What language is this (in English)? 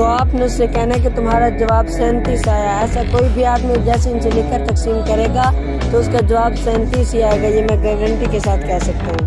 Urdu